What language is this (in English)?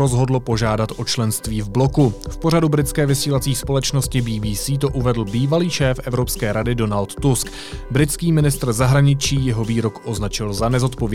Czech